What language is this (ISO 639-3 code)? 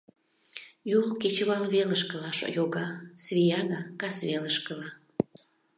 chm